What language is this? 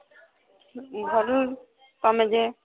Odia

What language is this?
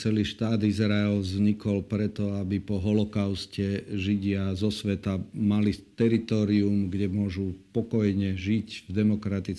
Slovak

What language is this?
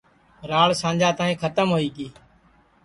Sansi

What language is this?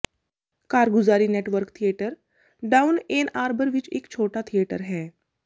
Punjabi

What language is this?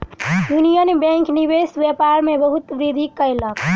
Maithili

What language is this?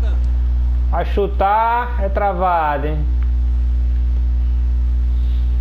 Portuguese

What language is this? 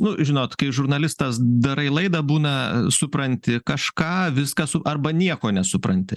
Lithuanian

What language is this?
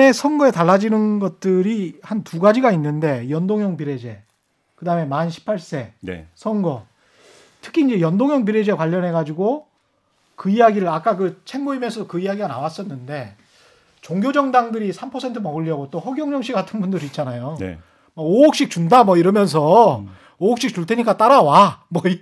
Korean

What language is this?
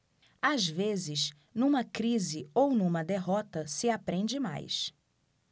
Portuguese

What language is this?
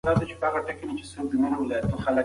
Pashto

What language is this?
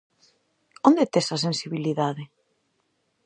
Galician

